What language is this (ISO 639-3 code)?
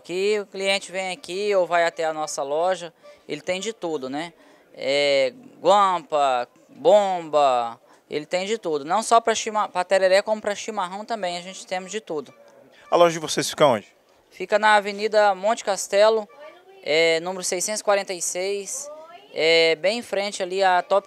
por